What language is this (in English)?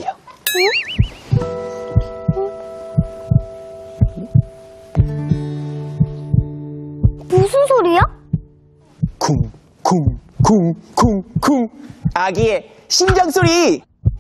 Korean